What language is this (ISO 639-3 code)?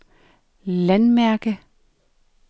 dan